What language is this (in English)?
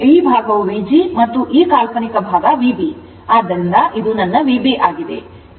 Kannada